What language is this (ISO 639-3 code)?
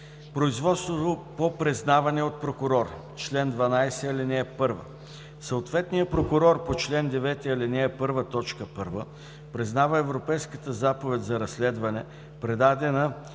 bul